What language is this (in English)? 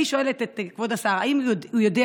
Hebrew